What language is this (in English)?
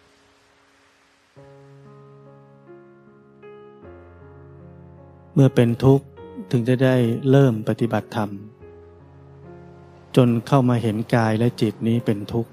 Thai